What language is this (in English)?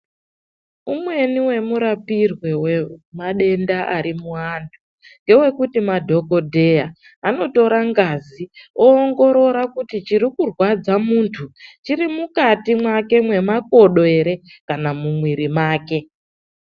Ndau